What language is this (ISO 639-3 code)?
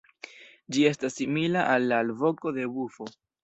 epo